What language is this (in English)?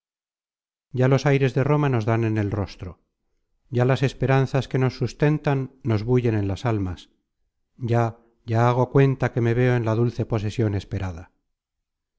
Spanish